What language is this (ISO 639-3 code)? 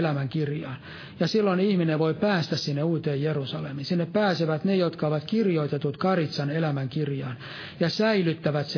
fin